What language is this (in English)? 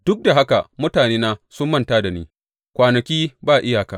Hausa